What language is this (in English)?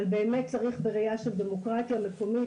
Hebrew